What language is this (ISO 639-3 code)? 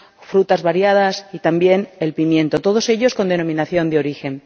spa